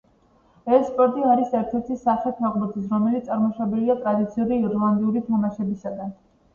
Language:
Georgian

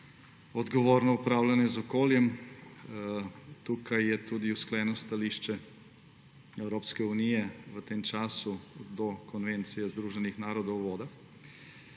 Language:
Slovenian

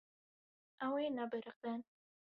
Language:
Kurdish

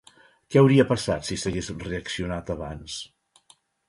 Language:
Catalan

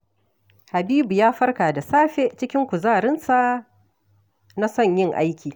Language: Hausa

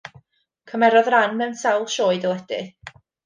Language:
Welsh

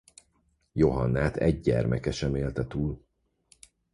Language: Hungarian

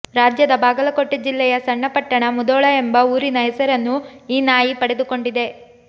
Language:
Kannada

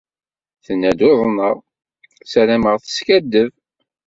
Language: Kabyle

